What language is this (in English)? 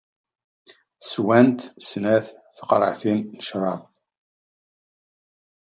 Kabyle